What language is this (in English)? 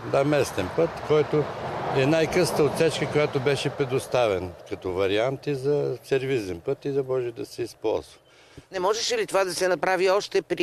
Bulgarian